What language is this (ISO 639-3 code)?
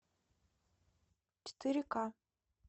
rus